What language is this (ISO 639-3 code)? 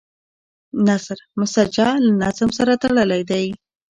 pus